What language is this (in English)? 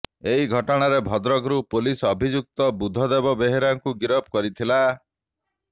Odia